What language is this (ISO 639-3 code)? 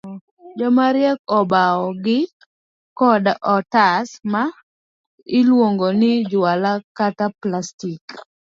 luo